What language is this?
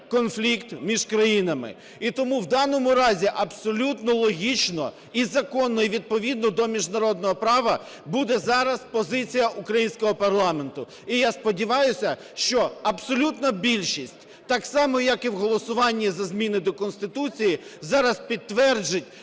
Ukrainian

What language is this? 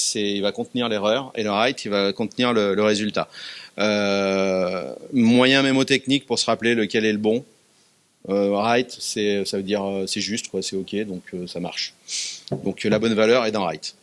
French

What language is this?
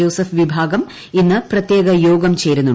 Malayalam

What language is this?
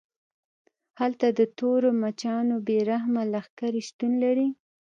Pashto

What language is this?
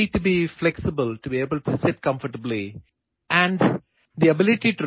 Malayalam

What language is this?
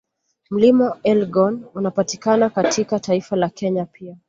Swahili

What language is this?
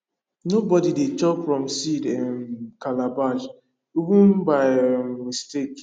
Nigerian Pidgin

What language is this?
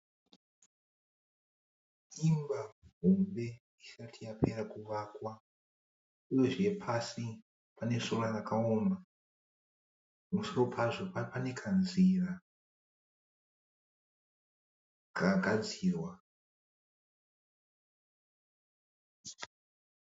Shona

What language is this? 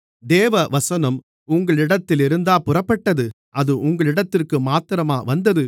Tamil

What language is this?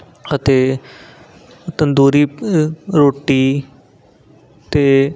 Punjabi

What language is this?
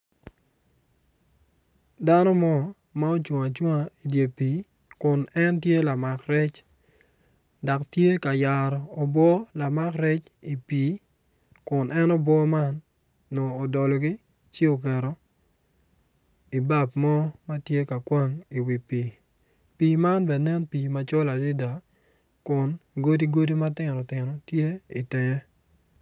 Acoli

